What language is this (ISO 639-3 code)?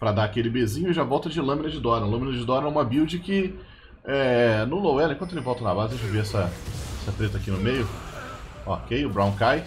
por